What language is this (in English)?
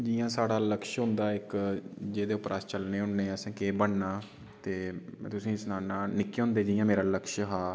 Dogri